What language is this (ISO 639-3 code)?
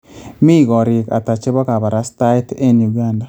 kln